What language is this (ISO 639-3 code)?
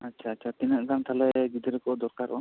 sat